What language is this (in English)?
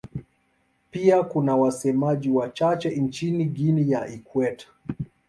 Swahili